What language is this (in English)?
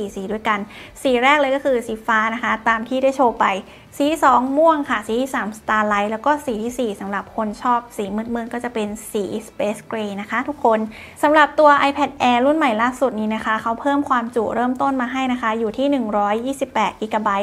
Thai